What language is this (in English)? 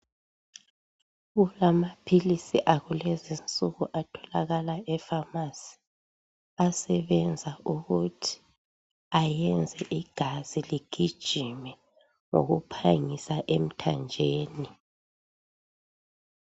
North Ndebele